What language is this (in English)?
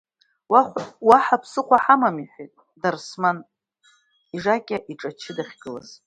Abkhazian